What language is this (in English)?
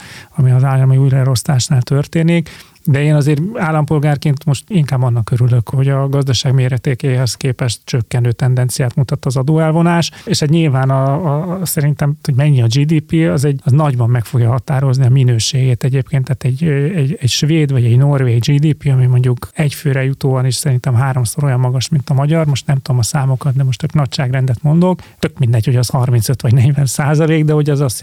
Hungarian